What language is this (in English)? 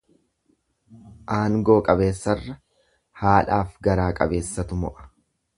Oromo